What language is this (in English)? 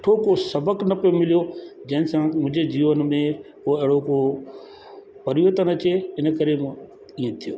Sindhi